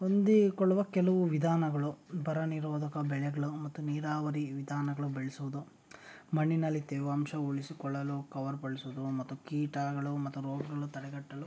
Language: Kannada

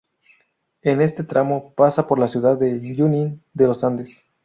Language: Spanish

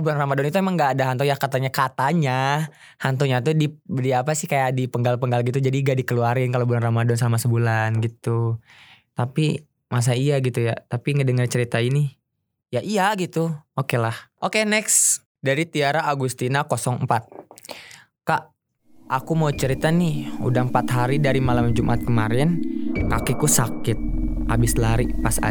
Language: Indonesian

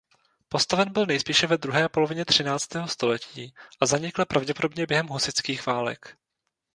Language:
Czech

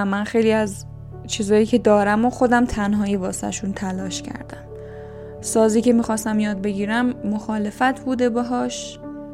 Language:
Persian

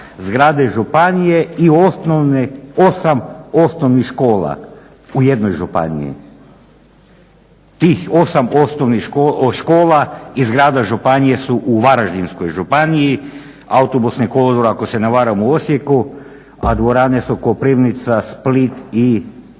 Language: Croatian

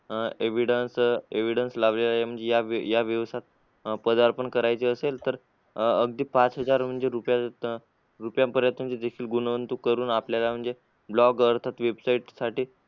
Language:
Marathi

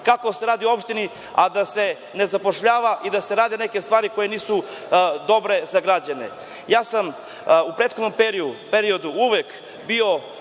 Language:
Serbian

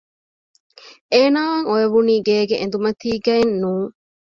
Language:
Divehi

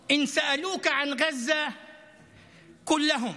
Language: Hebrew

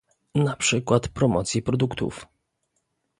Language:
Polish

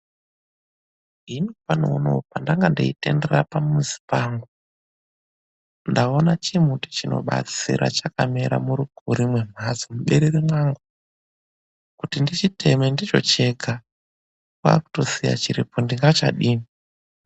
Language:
Ndau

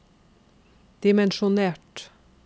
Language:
Norwegian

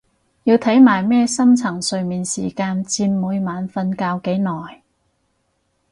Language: Cantonese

